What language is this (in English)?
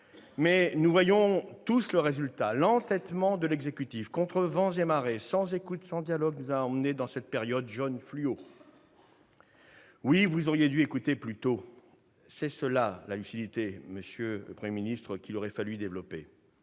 French